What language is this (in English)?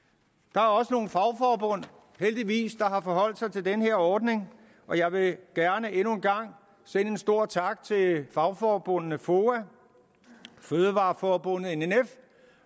Danish